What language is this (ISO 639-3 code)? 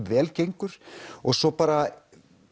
isl